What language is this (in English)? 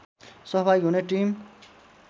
Nepali